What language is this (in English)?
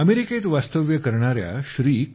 Marathi